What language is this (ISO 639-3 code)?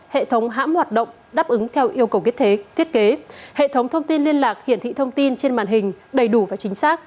vie